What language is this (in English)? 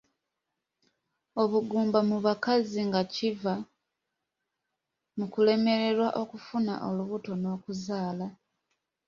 Ganda